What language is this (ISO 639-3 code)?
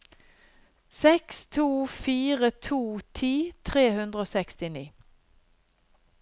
nor